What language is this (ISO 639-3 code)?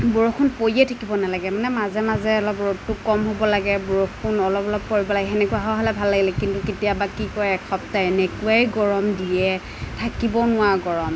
asm